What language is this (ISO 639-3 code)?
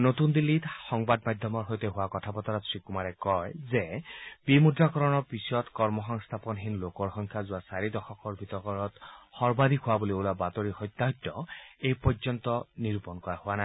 asm